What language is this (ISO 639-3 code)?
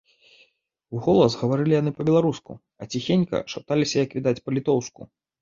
bel